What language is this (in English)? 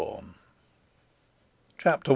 English